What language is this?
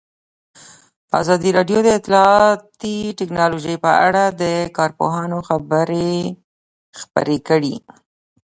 Pashto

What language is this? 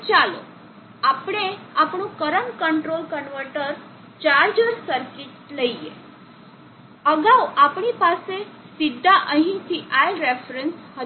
Gujarati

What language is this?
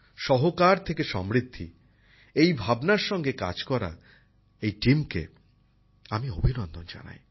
Bangla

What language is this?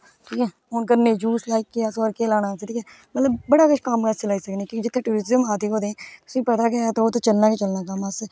Dogri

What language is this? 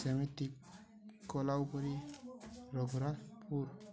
Odia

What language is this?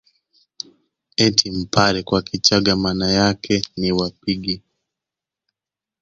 Swahili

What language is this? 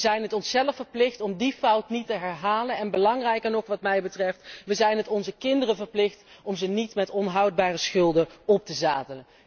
Dutch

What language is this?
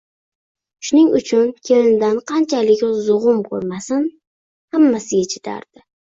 Uzbek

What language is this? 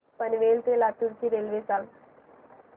Marathi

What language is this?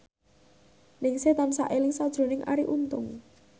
Javanese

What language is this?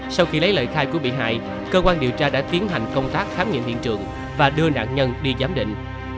Vietnamese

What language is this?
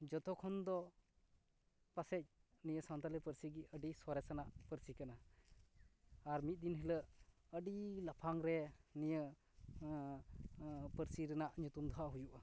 Santali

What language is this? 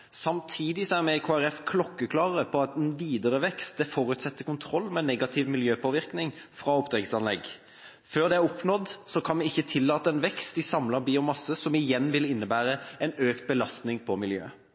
Norwegian Bokmål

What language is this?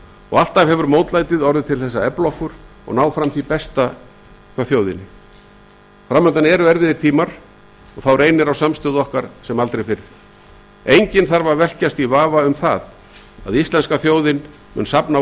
Icelandic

